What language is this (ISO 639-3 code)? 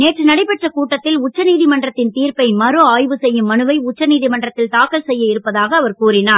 tam